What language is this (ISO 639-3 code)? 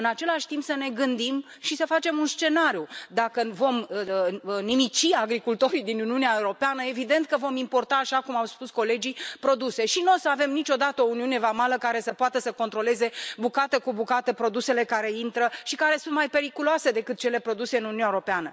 ron